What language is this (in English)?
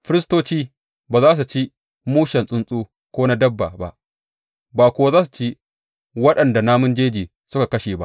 Hausa